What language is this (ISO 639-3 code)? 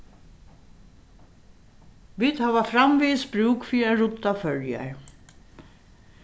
fao